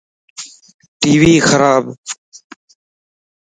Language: Lasi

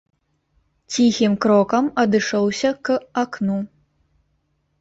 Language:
Belarusian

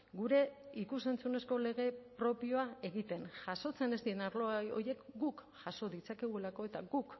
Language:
Basque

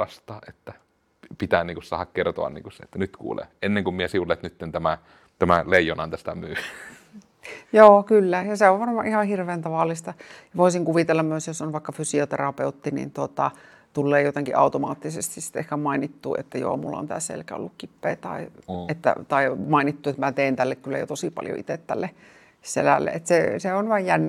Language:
Finnish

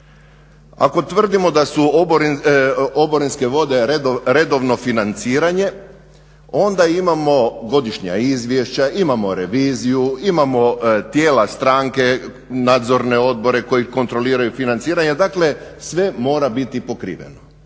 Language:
Croatian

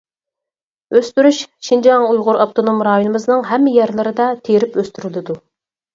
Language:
Uyghur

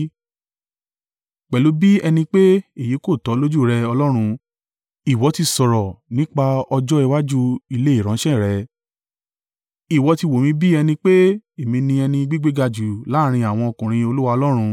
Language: Yoruba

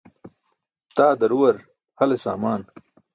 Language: Burushaski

